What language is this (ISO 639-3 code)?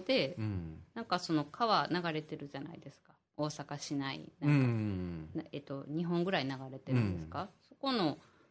jpn